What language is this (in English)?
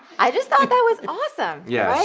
English